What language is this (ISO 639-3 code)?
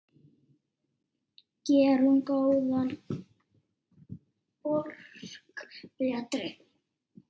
isl